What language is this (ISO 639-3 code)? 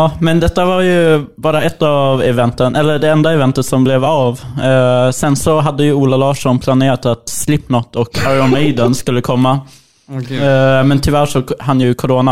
swe